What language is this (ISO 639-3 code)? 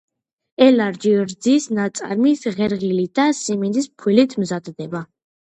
kat